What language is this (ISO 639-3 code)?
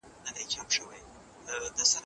pus